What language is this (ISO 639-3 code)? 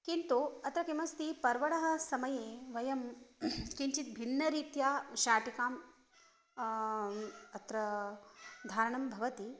san